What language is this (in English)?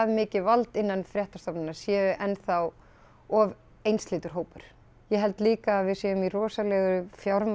Icelandic